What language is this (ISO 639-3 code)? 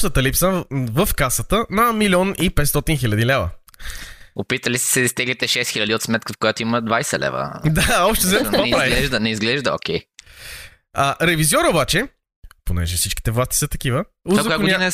bul